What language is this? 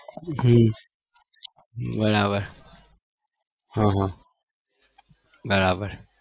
Gujarati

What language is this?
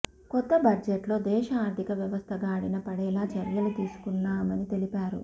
Telugu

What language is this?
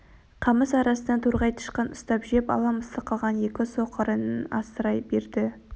Kazakh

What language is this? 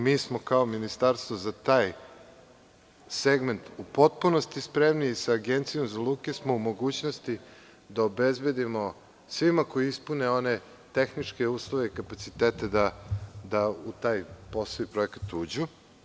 Serbian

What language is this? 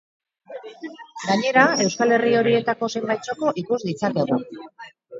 Basque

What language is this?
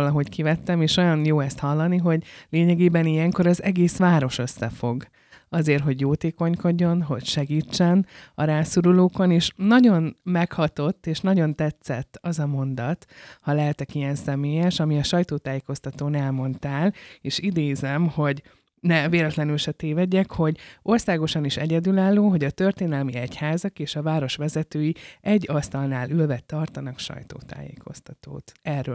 Hungarian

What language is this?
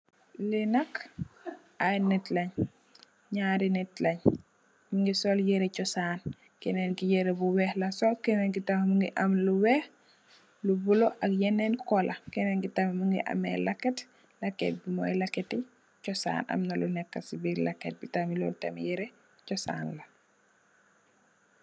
Wolof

